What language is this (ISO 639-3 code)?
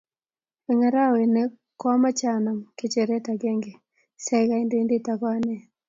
kln